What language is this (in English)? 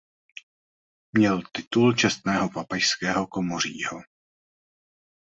Czech